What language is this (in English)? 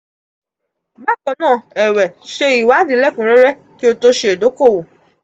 Yoruba